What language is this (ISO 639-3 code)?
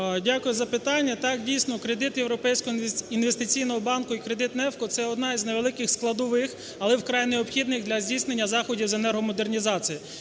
ukr